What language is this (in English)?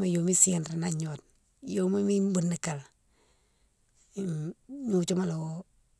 Mansoanka